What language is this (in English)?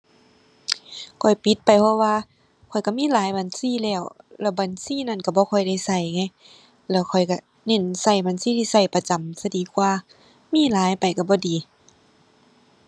Thai